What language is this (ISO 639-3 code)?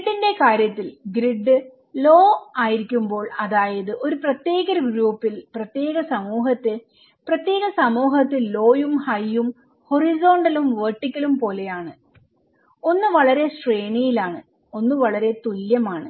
mal